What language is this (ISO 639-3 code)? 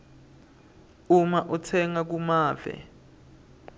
ssw